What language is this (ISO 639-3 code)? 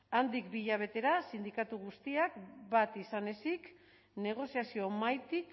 eus